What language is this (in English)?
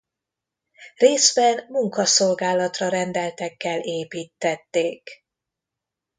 Hungarian